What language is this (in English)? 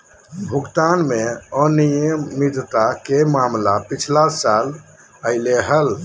Magahi